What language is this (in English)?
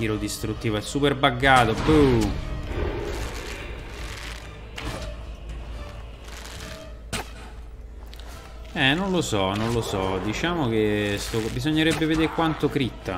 Italian